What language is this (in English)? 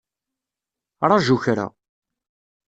Kabyle